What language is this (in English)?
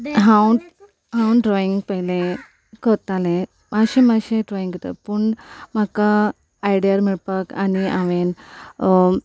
Konkani